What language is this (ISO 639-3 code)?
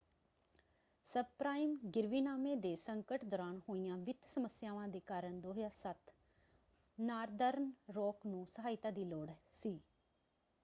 pan